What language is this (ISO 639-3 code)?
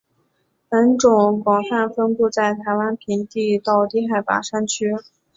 zho